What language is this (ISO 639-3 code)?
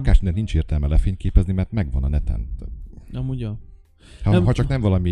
hun